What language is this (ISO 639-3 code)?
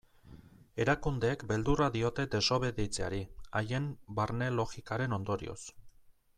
eus